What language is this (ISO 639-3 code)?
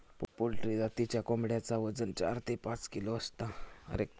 mar